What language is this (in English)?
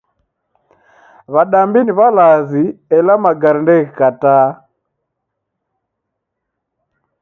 Taita